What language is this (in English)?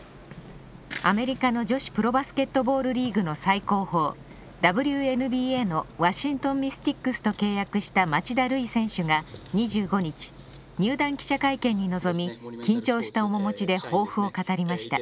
Japanese